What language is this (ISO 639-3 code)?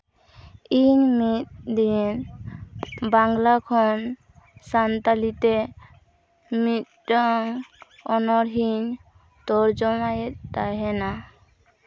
sat